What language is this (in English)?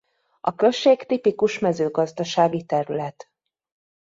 Hungarian